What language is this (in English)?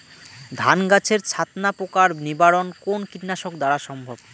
Bangla